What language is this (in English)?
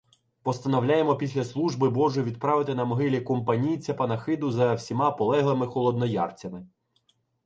Ukrainian